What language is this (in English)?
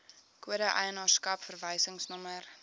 Afrikaans